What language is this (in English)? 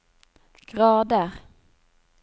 Norwegian